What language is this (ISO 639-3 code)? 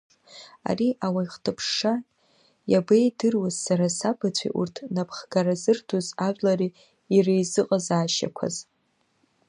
abk